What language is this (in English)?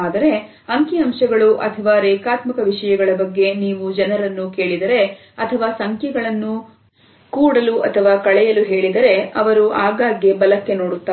Kannada